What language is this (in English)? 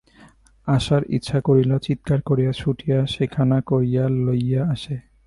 Bangla